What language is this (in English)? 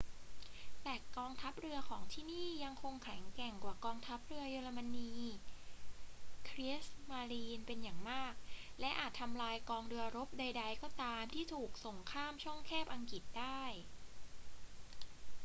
Thai